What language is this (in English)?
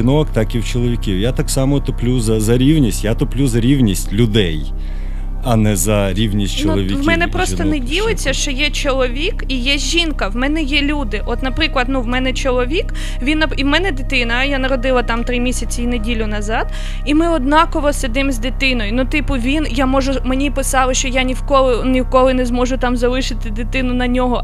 Ukrainian